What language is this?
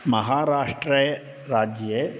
Sanskrit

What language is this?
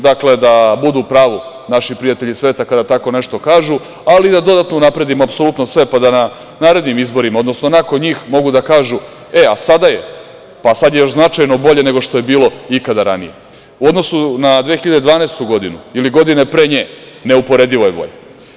Serbian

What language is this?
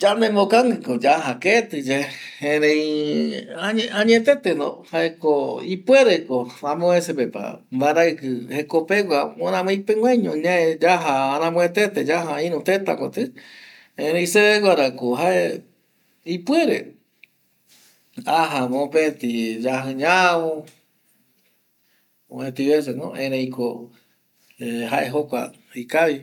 Eastern Bolivian Guaraní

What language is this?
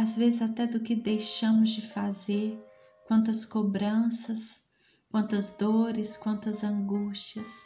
Portuguese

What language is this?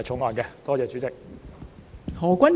Cantonese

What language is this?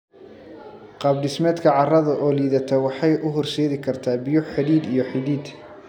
Somali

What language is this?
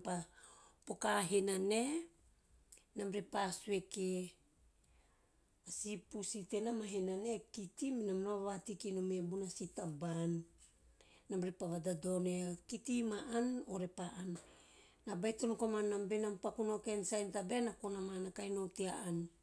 Teop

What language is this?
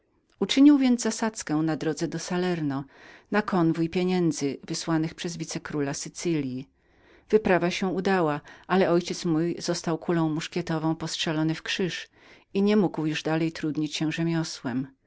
Polish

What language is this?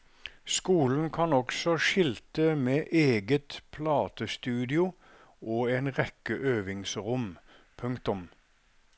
Norwegian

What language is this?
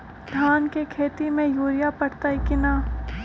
Magahi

